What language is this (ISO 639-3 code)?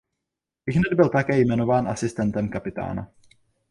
ces